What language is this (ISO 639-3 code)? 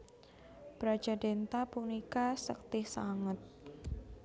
jav